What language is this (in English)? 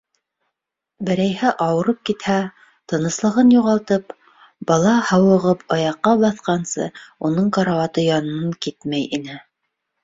Bashkir